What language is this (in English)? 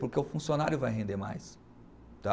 Portuguese